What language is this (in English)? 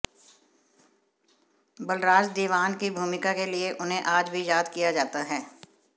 Hindi